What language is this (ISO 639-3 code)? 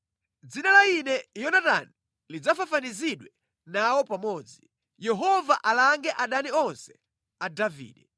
nya